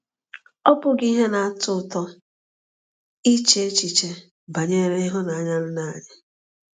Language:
Igbo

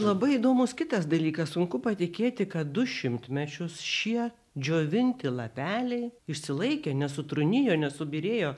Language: Lithuanian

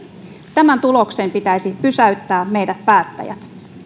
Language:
Finnish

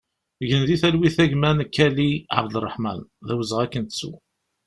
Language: Kabyle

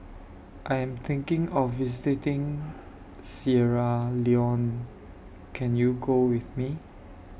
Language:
English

